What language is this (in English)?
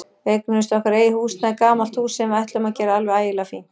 Icelandic